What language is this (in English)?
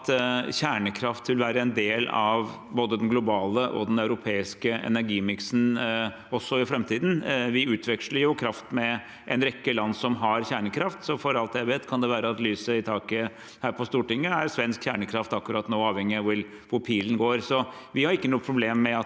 Norwegian